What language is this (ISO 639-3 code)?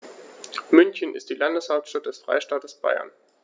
deu